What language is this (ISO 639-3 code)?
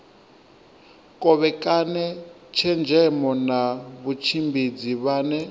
ven